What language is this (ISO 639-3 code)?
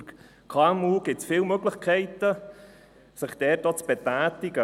gsw